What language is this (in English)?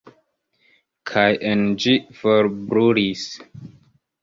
Esperanto